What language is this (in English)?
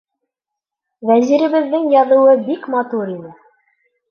Bashkir